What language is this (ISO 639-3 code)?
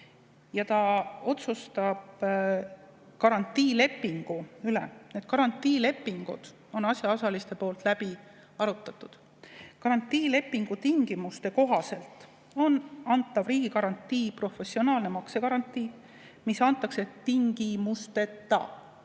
est